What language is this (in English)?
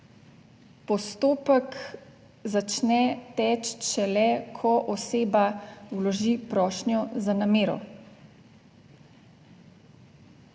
Slovenian